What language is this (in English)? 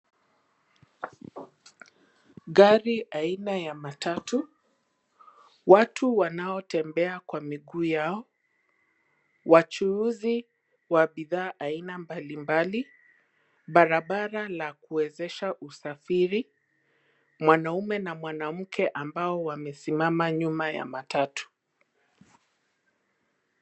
Swahili